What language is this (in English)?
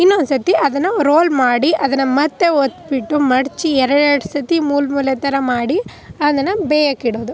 Kannada